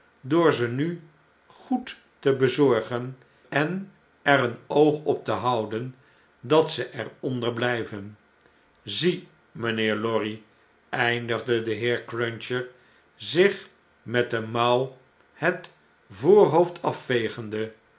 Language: Dutch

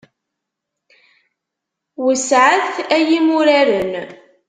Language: Kabyle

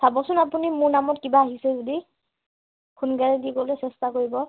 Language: Assamese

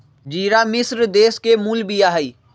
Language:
Magahi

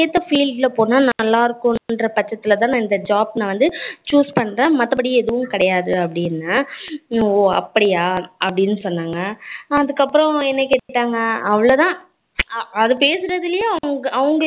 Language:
Tamil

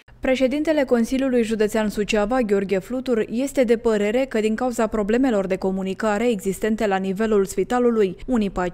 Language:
Romanian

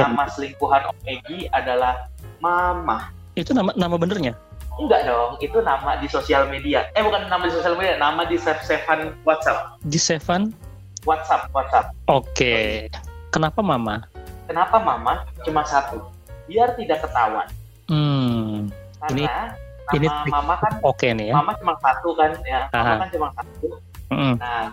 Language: Indonesian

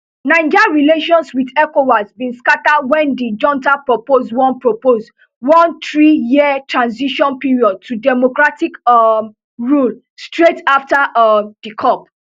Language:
Nigerian Pidgin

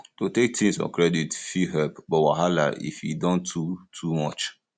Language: Nigerian Pidgin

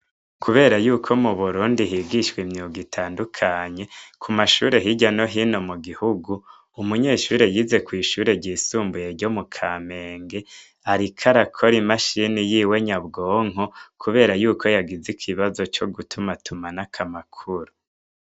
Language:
Rundi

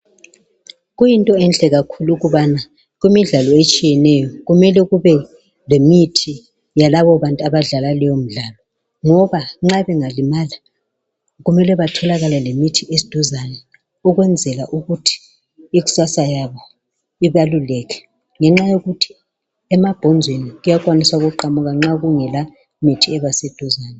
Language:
North Ndebele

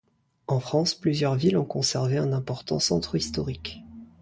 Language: French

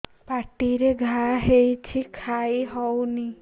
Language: Odia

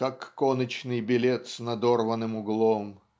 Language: Russian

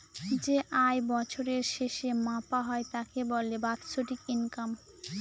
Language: Bangla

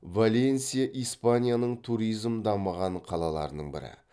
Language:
Kazakh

